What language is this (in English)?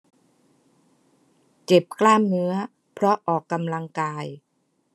Thai